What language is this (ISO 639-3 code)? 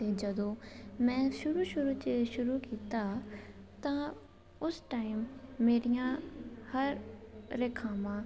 pan